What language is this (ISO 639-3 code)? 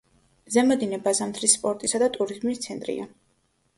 kat